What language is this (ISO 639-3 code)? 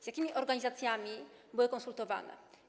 pol